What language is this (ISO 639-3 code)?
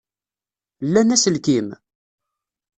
kab